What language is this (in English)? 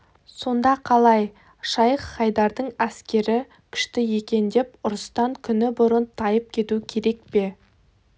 Kazakh